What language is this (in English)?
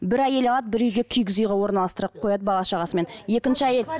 Kazakh